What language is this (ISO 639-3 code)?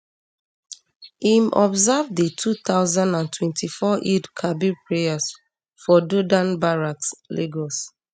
pcm